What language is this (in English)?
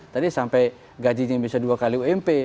Indonesian